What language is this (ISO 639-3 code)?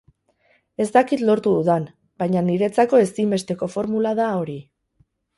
eus